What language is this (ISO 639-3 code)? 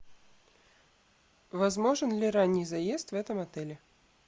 rus